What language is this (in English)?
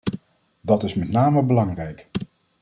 Dutch